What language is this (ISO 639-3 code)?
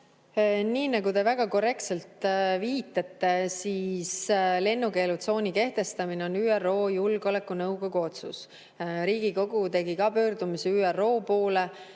est